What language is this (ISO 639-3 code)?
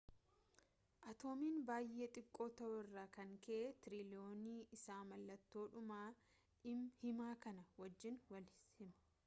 orm